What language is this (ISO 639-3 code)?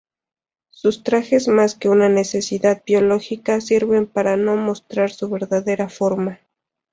spa